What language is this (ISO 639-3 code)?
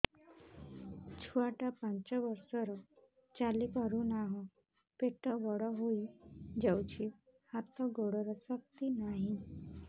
ori